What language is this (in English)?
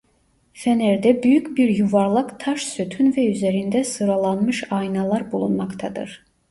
Turkish